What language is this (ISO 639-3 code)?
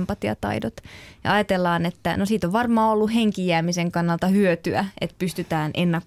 fin